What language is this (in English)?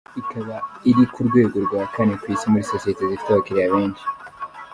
Kinyarwanda